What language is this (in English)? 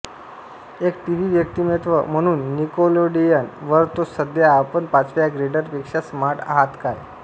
Marathi